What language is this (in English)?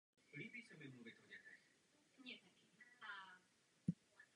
Czech